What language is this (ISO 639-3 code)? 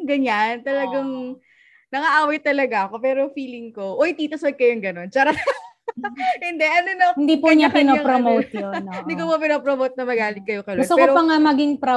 fil